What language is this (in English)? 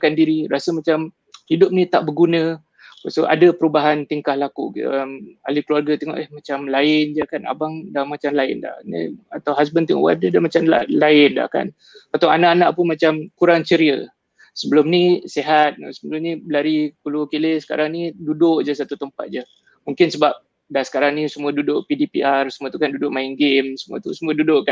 Malay